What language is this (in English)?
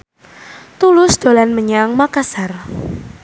Javanese